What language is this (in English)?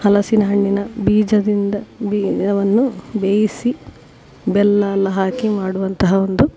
Kannada